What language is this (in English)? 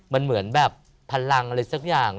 Thai